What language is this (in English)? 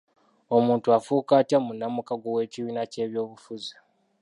Ganda